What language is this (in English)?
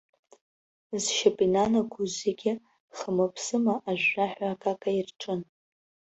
Abkhazian